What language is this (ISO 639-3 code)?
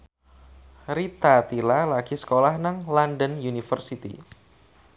jav